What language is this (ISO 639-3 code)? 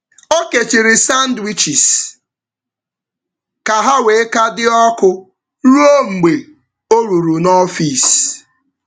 ibo